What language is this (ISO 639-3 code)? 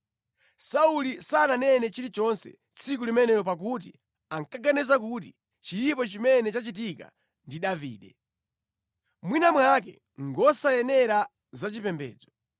nya